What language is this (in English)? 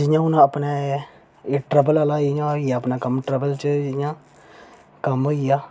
Dogri